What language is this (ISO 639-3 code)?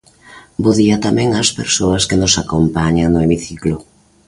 glg